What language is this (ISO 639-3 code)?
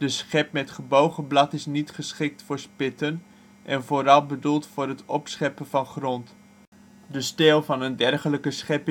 nld